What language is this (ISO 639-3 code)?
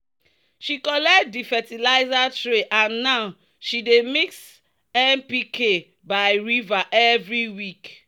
pcm